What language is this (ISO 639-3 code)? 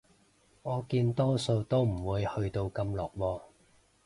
yue